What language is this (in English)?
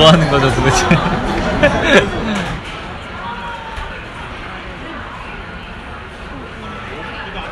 Korean